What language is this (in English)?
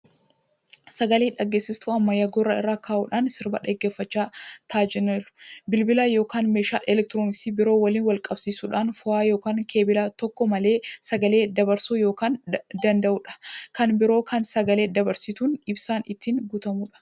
Oromo